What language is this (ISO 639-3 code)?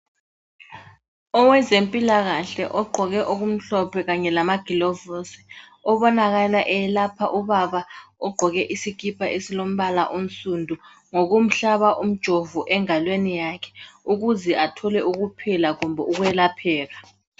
nde